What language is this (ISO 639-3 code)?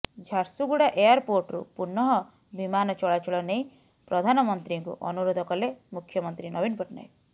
ori